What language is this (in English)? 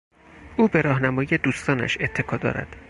Persian